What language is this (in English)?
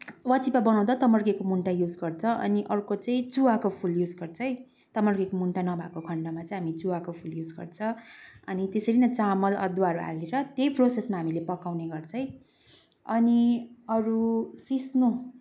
Nepali